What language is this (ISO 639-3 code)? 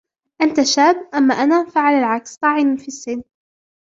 ara